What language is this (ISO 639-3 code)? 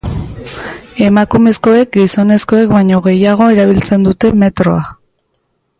eus